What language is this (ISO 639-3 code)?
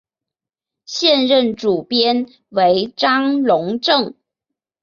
zho